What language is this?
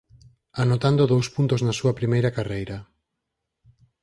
Galician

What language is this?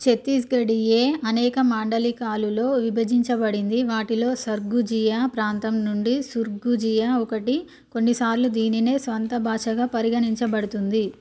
Telugu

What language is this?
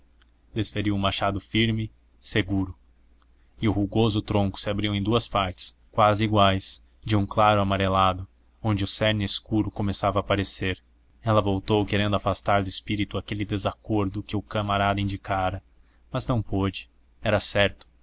Portuguese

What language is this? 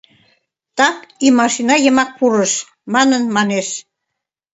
Mari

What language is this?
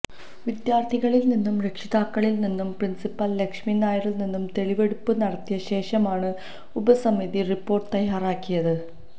Malayalam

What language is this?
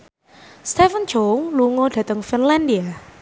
Javanese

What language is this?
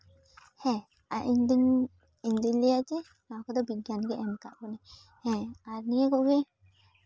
Santali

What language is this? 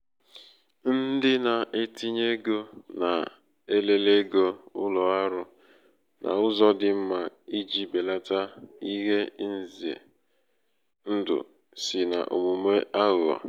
Igbo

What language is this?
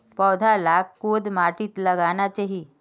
Magahi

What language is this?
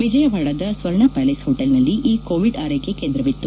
Kannada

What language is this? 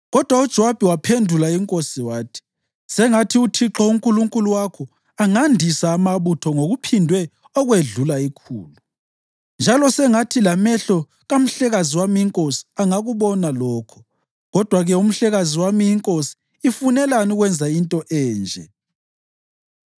North Ndebele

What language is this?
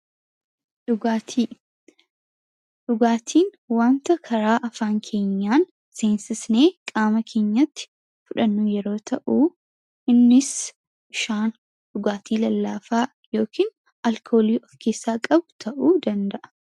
Oromo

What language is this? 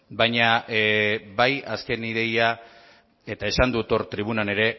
Basque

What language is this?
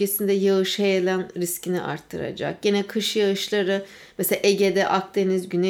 Turkish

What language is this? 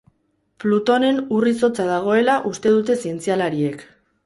Basque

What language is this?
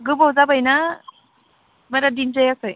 Bodo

